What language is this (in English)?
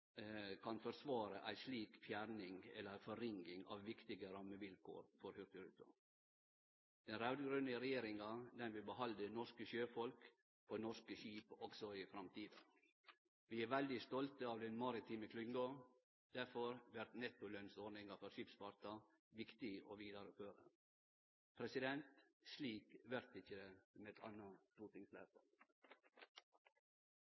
Norwegian Nynorsk